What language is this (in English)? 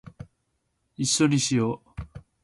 Japanese